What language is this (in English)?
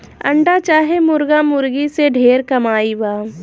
Bhojpuri